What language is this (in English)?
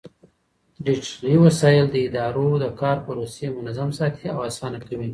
Pashto